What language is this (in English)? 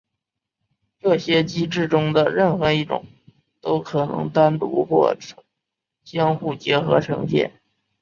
Chinese